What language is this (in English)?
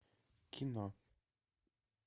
Russian